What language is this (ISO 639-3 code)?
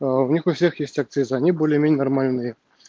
rus